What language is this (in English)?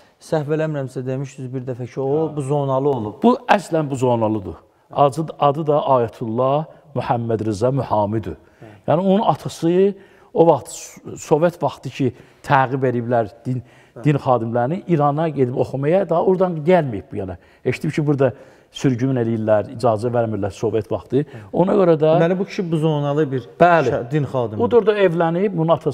Turkish